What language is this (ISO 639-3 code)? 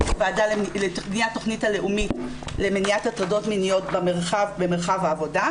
heb